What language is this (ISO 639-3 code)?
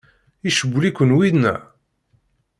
kab